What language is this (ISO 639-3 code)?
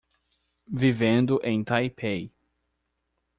por